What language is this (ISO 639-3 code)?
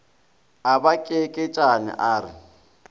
nso